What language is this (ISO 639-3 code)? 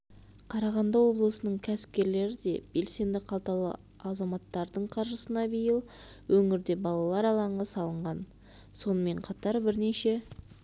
kaz